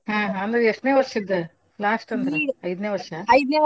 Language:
Kannada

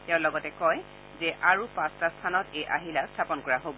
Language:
Assamese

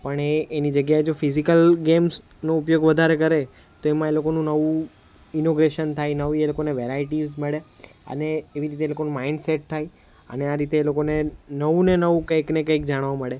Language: Gujarati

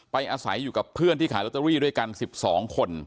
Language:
Thai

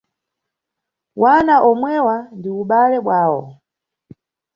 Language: Nyungwe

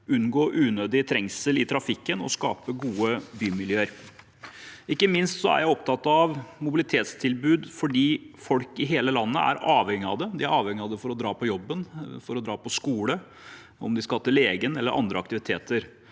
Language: Norwegian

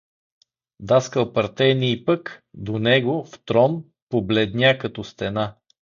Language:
Bulgarian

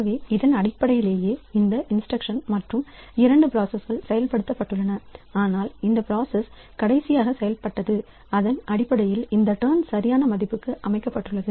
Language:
Tamil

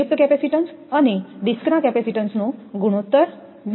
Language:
Gujarati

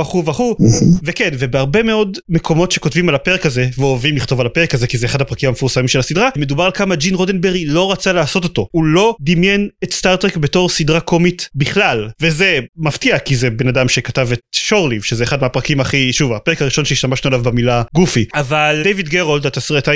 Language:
Hebrew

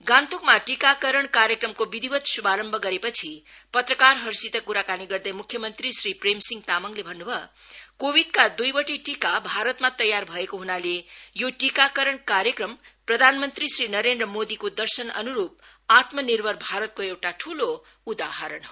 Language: Nepali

